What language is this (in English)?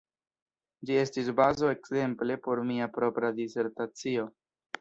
Esperanto